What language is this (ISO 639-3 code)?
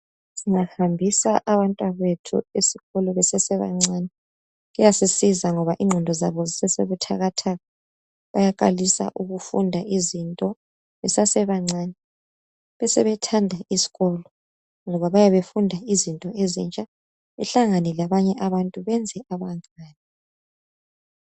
nde